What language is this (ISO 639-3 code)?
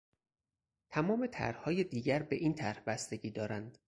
fas